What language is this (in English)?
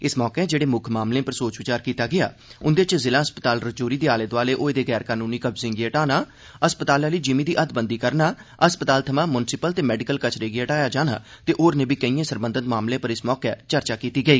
Dogri